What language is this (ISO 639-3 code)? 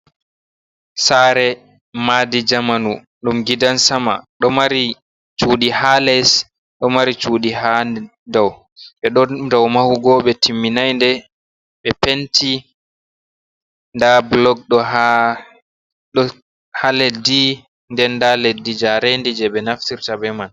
ful